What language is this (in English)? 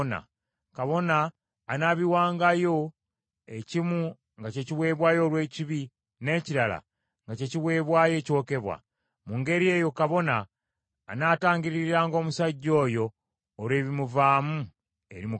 Ganda